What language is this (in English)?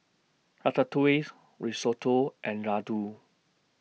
English